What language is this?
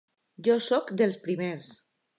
Catalan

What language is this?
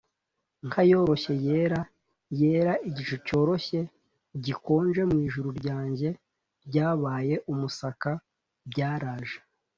Kinyarwanda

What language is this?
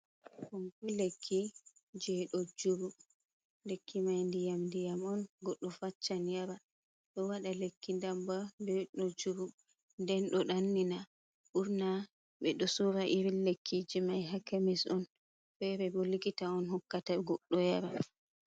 Fula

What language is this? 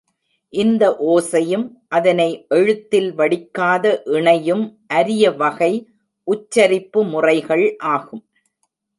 Tamil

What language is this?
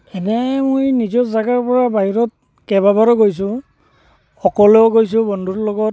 Assamese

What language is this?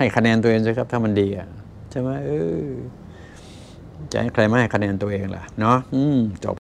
Thai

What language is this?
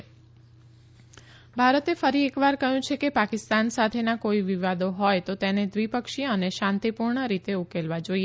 Gujarati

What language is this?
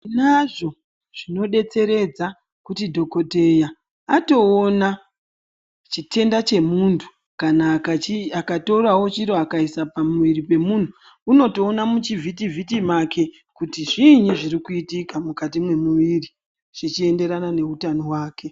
Ndau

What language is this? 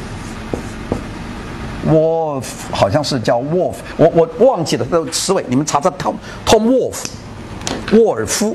Chinese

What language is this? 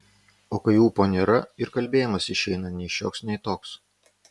Lithuanian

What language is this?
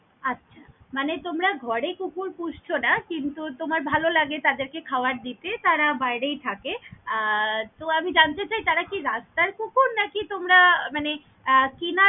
Bangla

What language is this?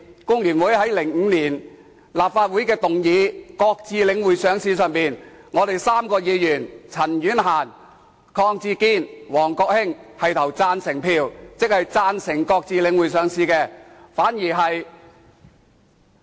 Cantonese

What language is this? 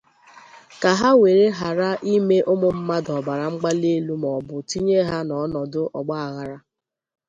Igbo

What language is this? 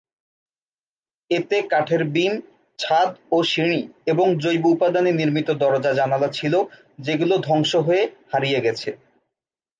Bangla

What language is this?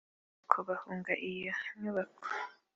Kinyarwanda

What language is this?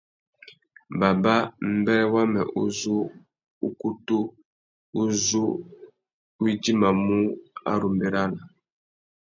Tuki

